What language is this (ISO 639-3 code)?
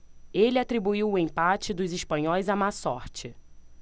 por